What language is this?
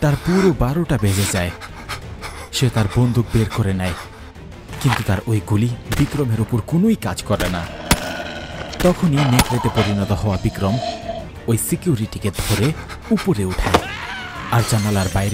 Romanian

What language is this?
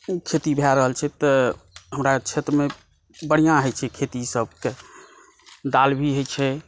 Maithili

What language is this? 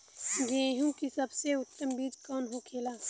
Bhojpuri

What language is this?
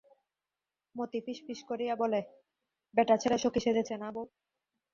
Bangla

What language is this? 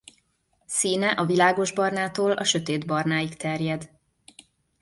Hungarian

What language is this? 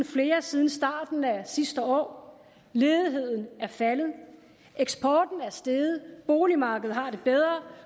Danish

